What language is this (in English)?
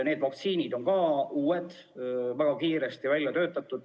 Estonian